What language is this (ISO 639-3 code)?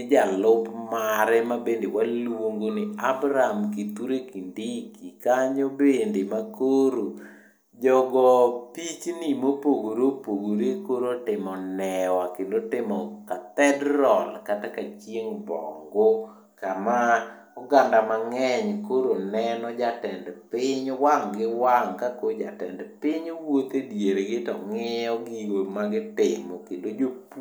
luo